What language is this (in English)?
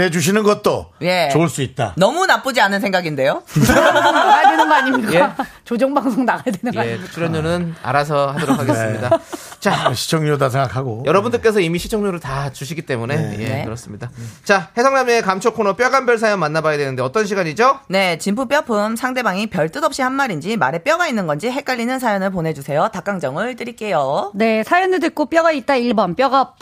Korean